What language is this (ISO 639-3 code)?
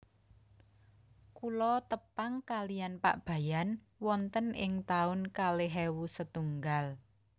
jav